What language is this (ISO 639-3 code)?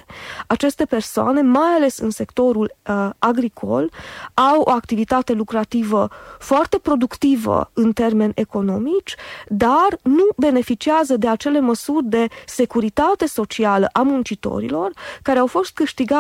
ron